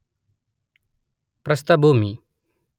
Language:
Kannada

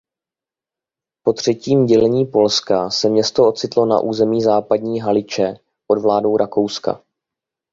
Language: Czech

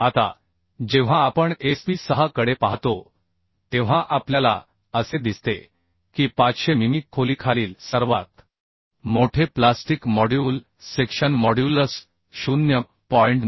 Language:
Marathi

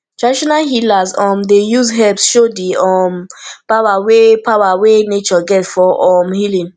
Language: Nigerian Pidgin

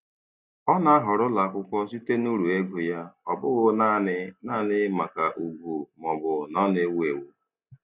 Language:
Igbo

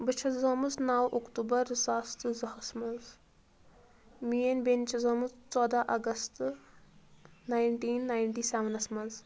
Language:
Kashmiri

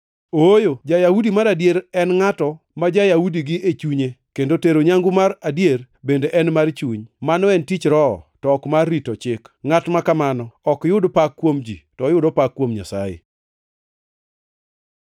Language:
Luo (Kenya and Tanzania)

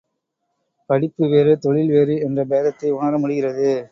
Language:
Tamil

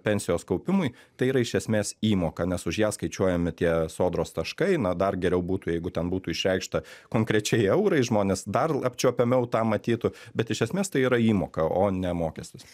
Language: Lithuanian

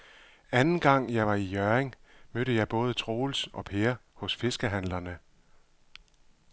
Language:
Danish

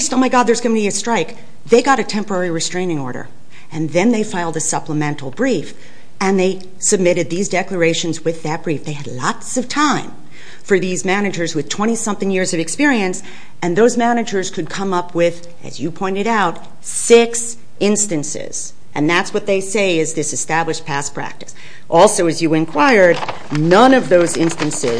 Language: English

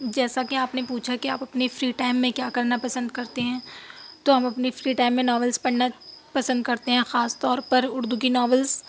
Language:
Urdu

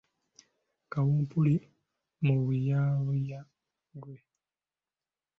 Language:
Ganda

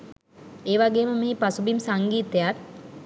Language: Sinhala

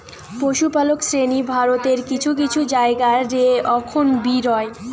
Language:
Bangla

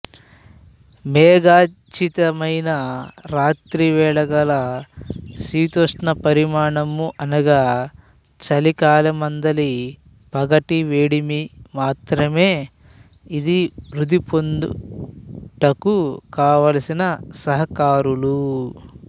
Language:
Telugu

